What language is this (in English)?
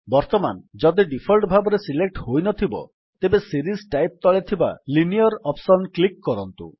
Odia